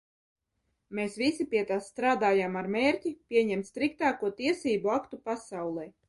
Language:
Latvian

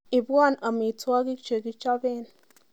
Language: Kalenjin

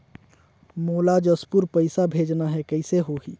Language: Chhattisgarhi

